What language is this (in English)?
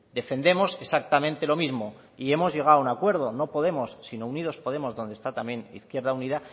Spanish